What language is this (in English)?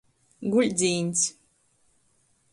Latgalian